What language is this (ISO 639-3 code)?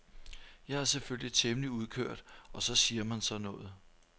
dan